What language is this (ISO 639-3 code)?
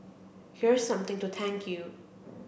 eng